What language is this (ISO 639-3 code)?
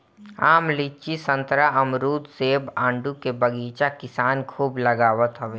bho